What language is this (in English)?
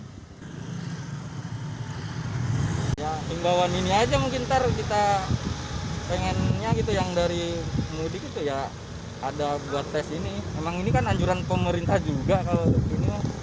Indonesian